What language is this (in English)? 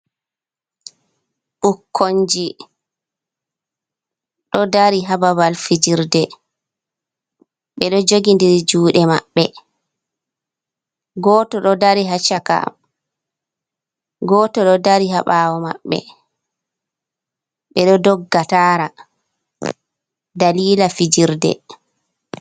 Fula